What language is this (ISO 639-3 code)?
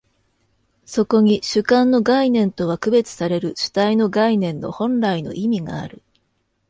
jpn